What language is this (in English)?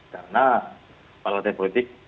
Indonesian